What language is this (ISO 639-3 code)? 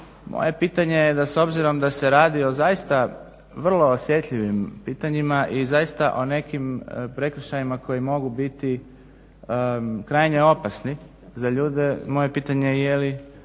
hrv